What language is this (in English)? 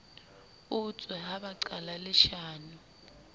Southern Sotho